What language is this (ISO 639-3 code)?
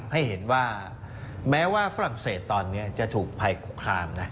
tha